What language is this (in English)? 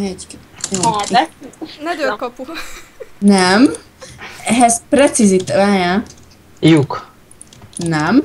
Hungarian